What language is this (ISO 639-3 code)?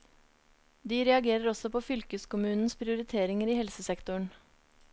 nor